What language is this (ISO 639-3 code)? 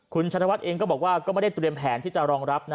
tha